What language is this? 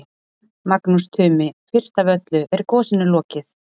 Icelandic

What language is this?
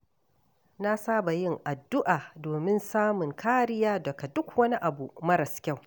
Hausa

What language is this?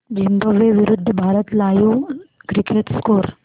Marathi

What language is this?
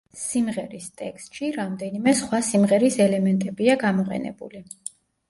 Georgian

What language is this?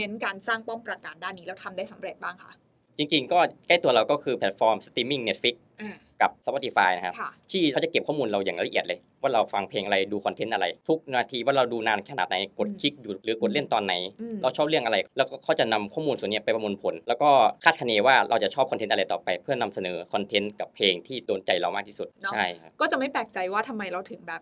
Thai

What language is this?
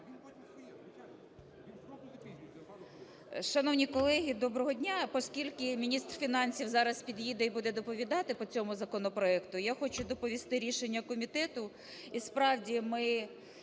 Ukrainian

